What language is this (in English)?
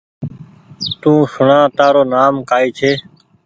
Goaria